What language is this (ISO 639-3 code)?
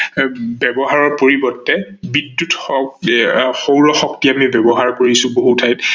asm